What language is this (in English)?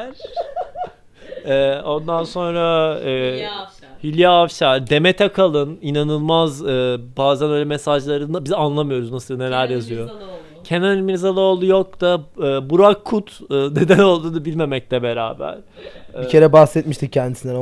Turkish